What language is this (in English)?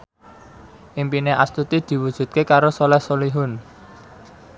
Javanese